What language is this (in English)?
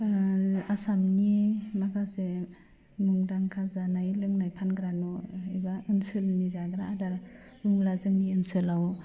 Bodo